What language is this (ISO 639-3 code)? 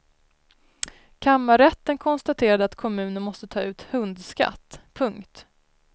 swe